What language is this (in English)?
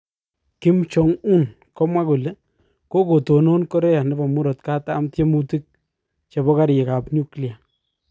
Kalenjin